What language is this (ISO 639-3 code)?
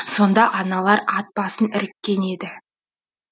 kaz